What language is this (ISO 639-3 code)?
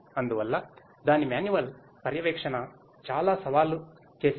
tel